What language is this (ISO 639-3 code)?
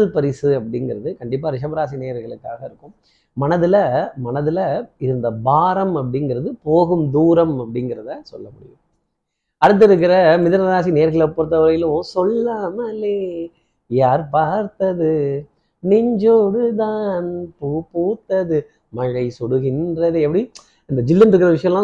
tam